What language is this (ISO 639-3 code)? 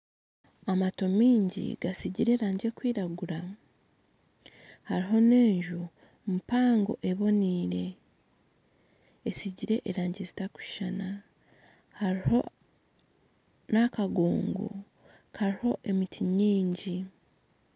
nyn